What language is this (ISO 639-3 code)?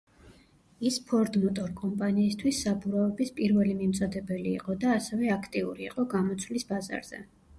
kat